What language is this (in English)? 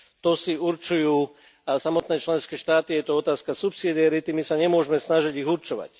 Slovak